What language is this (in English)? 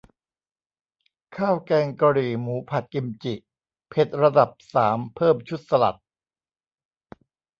Thai